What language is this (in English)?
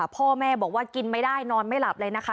Thai